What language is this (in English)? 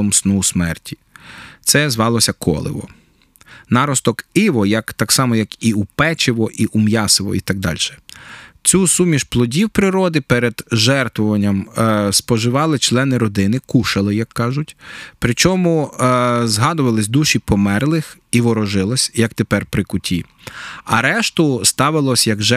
Ukrainian